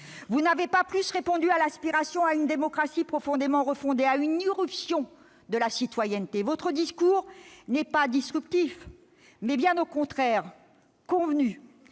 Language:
French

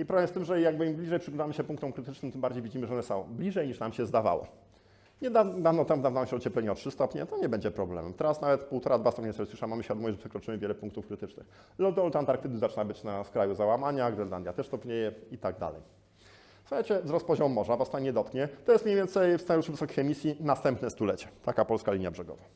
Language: Polish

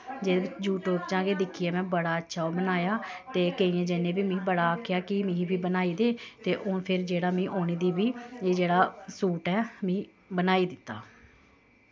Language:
Dogri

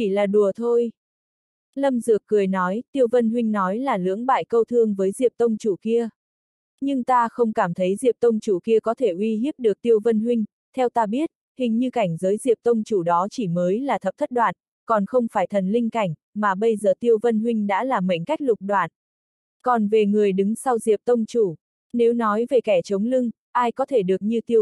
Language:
Vietnamese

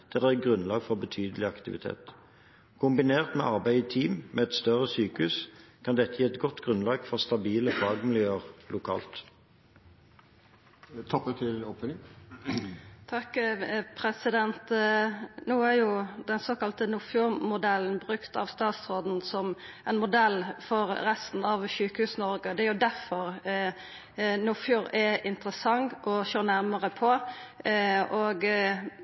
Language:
Norwegian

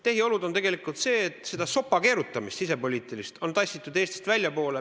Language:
Estonian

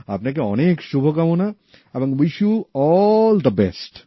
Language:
Bangla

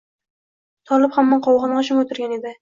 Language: Uzbek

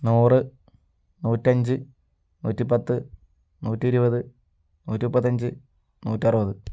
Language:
Malayalam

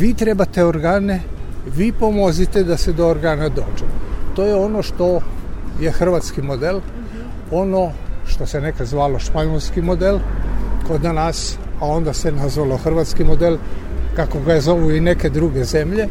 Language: Croatian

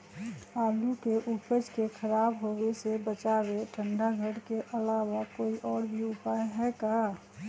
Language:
Magahi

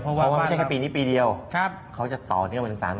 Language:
Thai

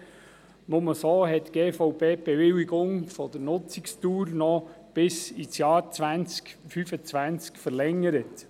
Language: Swiss German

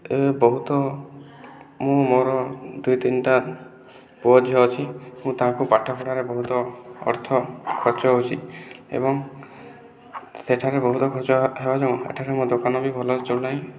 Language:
Odia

